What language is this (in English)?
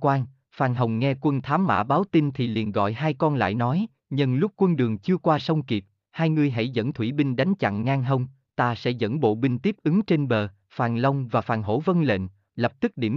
Vietnamese